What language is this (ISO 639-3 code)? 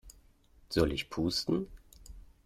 deu